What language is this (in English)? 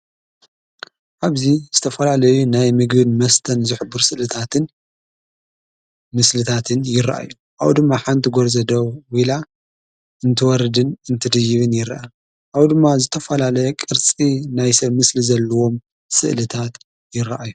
Tigrinya